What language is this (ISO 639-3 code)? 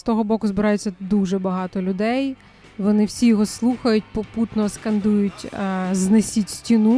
ukr